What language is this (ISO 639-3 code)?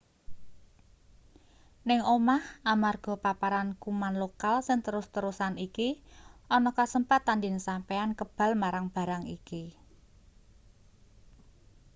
jav